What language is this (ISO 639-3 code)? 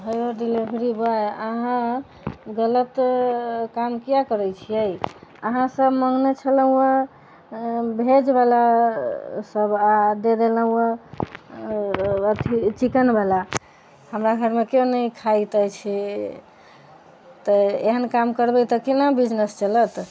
mai